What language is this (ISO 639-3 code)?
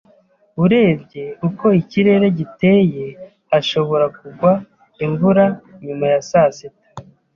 kin